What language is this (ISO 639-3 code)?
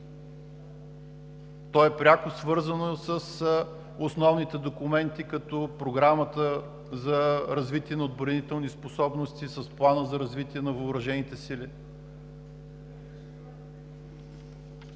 bul